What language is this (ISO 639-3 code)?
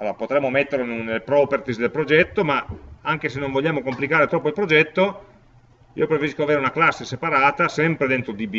ita